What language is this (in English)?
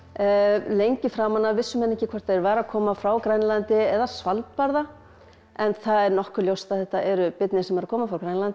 Icelandic